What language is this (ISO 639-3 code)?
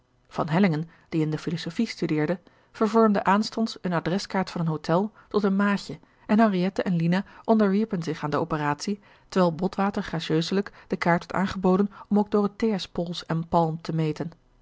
nld